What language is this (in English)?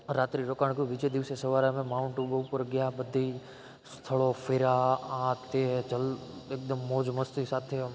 Gujarati